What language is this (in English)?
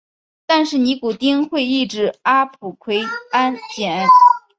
Chinese